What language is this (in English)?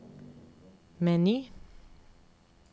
Norwegian